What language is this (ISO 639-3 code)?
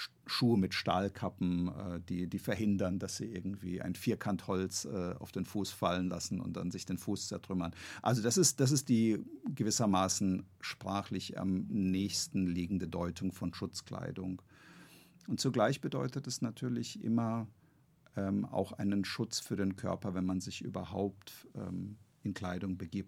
deu